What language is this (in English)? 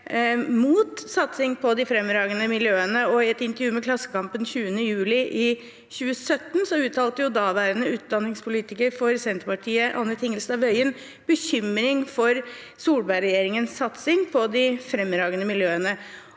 Norwegian